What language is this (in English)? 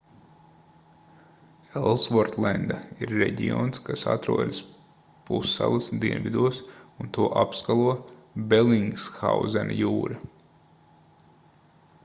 Latvian